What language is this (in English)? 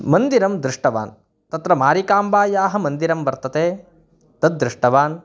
Sanskrit